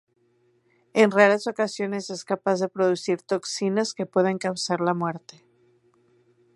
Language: Spanish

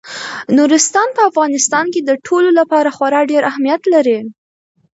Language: Pashto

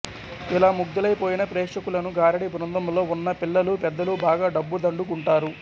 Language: Telugu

